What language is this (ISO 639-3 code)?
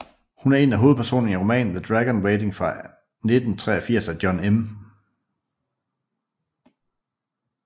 dan